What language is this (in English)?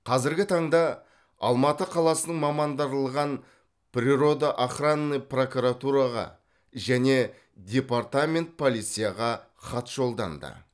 Kazakh